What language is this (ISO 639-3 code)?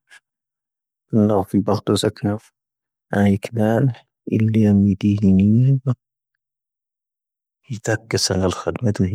thv